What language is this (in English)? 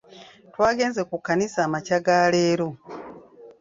Ganda